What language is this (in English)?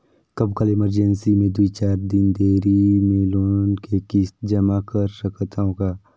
Chhattisgarhi